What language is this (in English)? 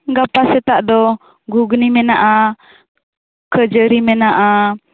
Santali